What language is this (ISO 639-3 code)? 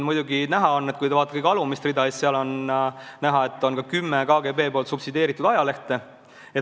est